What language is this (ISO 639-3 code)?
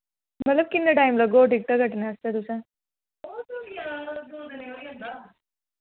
doi